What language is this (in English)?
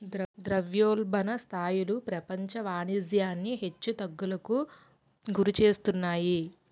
Telugu